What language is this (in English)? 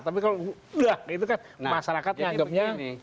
Indonesian